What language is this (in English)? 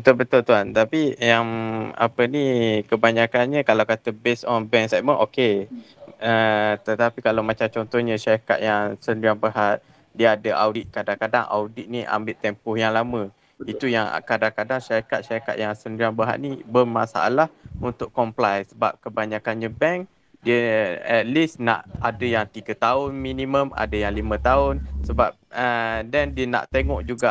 Malay